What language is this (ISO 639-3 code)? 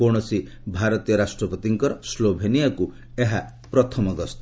ori